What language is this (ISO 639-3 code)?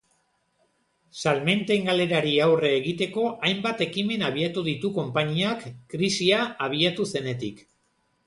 eus